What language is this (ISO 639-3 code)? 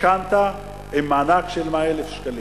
heb